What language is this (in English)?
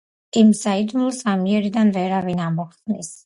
Georgian